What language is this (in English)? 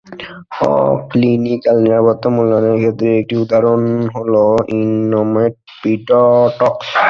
Bangla